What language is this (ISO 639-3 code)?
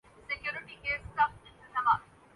urd